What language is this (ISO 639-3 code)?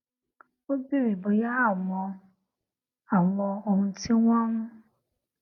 yor